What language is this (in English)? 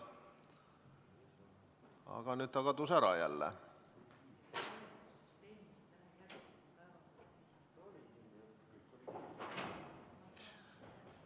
Estonian